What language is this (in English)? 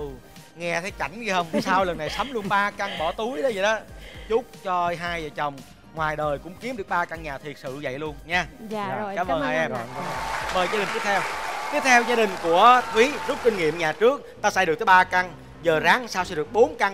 Vietnamese